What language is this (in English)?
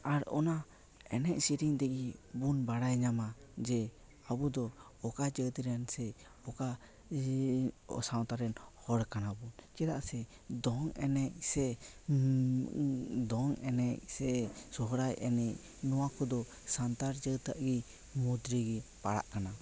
Santali